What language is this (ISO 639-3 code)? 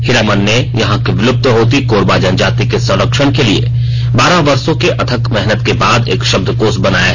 hin